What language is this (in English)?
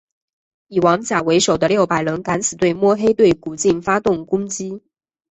Chinese